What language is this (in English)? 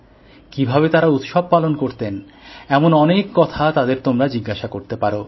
Bangla